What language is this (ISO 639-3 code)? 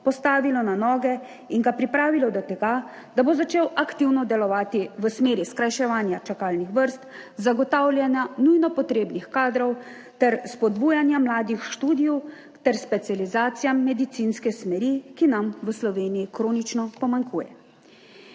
slv